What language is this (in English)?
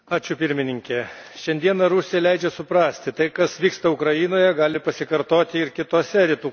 Lithuanian